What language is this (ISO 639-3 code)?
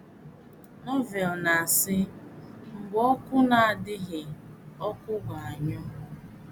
ibo